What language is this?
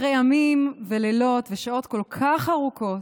Hebrew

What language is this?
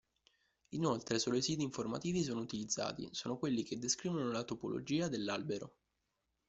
Italian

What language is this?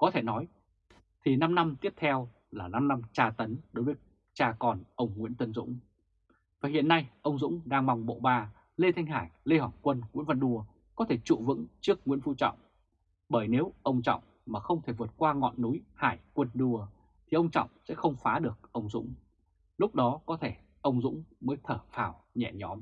Vietnamese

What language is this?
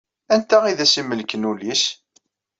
Kabyle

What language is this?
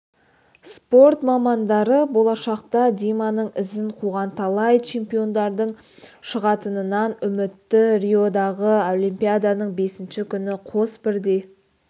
Kazakh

